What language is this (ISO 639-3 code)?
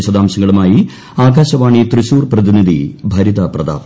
mal